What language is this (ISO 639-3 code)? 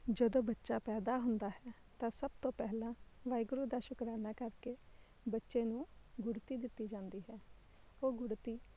pan